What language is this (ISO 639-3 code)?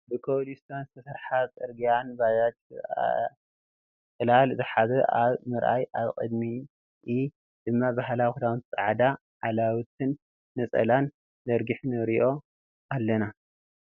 tir